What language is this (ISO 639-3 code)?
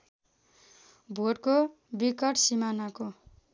nep